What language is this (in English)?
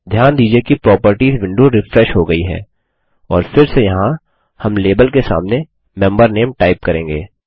Hindi